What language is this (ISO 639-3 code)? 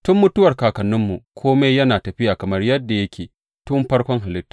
hau